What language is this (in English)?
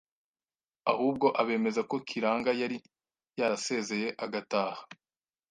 Kinyarwanda